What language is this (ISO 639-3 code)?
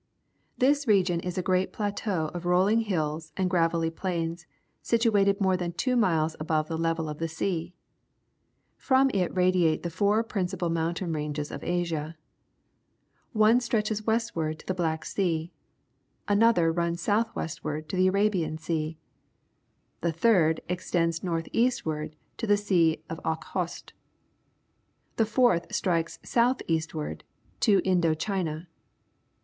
eng